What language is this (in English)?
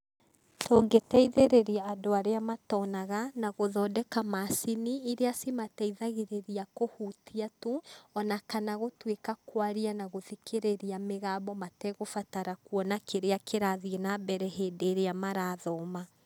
Kikuyu